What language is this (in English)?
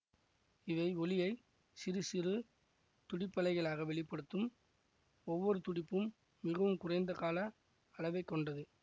Tamil